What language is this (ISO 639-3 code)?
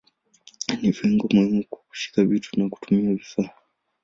swa